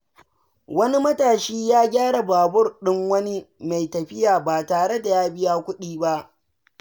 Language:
Hausa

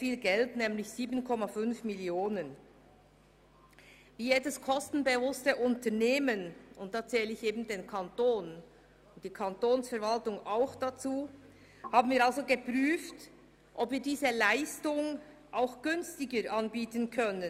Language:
Swiss German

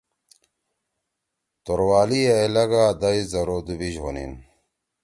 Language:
Torwali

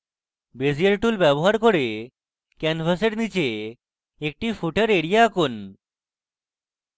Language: Bangla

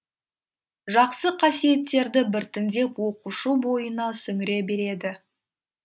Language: Kazakh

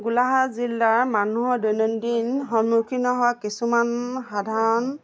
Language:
Assamese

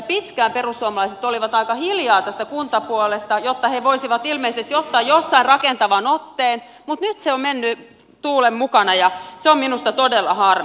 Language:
Finnish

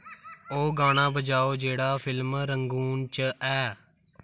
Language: Dogri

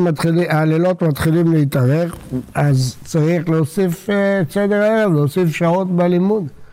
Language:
Hebrew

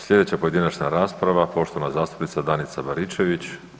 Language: Croatian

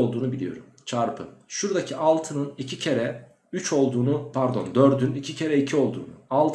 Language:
Turkish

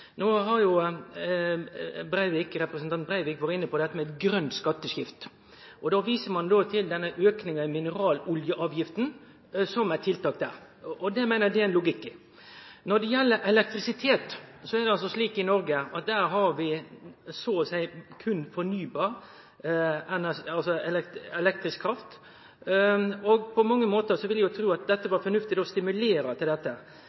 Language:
Norwegian Nynorsk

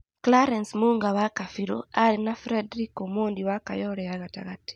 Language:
Kikuyu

